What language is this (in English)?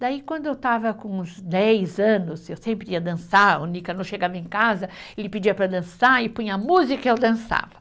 Portuguese